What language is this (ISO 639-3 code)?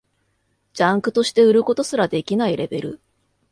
jpn